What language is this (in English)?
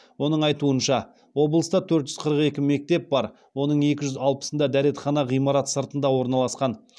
Kazakh